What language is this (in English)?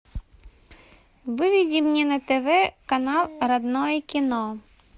Russian